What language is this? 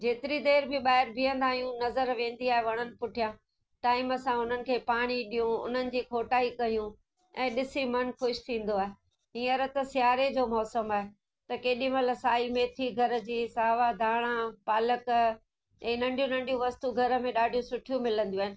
Sindhi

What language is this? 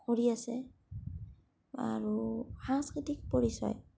Assamese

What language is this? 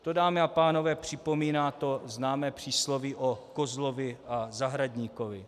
Czech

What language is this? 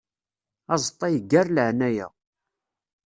Kabyle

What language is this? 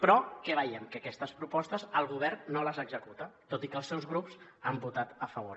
Catalan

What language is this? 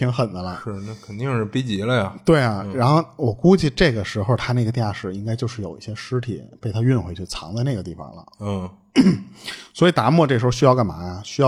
Chinese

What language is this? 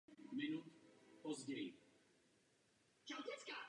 Czech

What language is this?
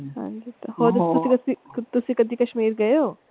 Punjabi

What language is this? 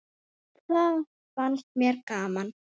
Icelandic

